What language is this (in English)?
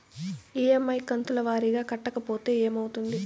Telugu